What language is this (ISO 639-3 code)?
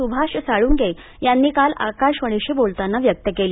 mar